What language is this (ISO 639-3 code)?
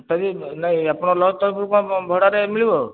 ori